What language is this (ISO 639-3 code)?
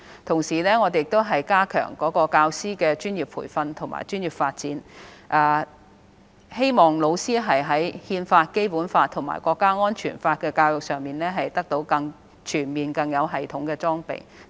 yue